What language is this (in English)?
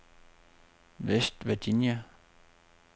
Danish